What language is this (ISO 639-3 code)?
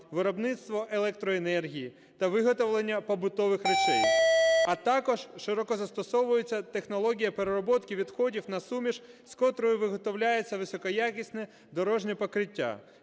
ukr